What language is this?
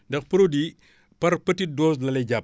Wolof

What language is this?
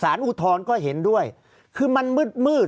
Thai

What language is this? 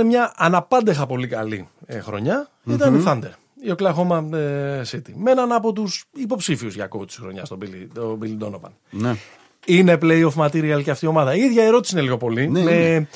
Greek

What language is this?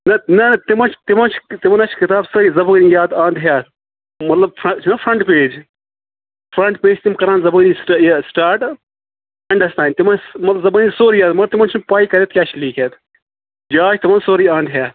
Kashmiri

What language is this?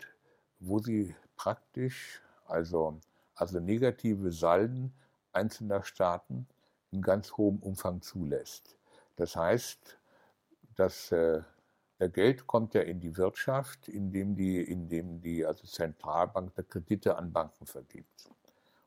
German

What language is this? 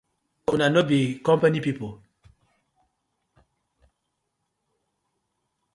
Nigerian Pidgin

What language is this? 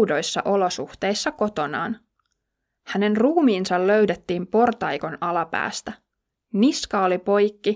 Finnish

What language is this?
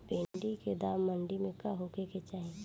Bhojpuri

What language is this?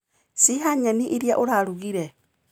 Kikuyu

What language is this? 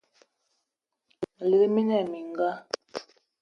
Eton (Cameroon)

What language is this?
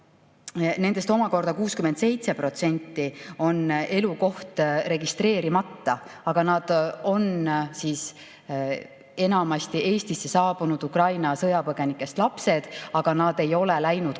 Estonian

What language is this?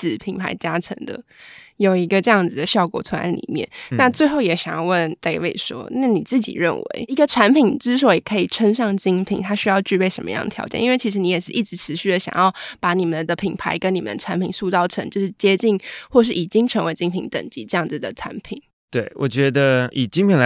Chinese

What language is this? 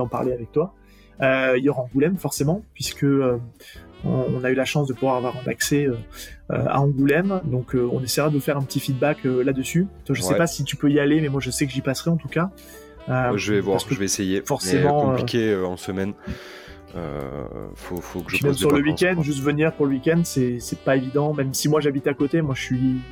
French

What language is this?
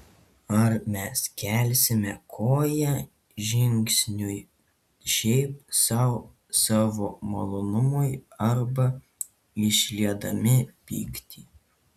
Lithuanian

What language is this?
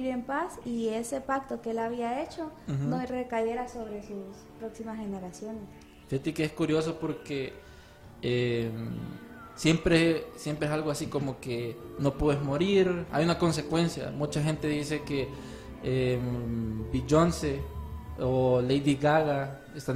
Spanish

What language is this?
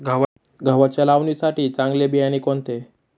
Marathi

